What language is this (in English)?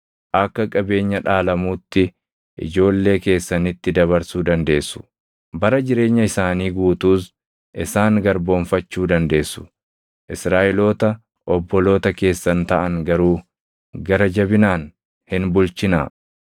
Oromo